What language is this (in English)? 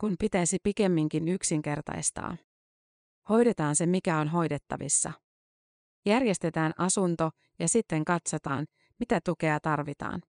Finnish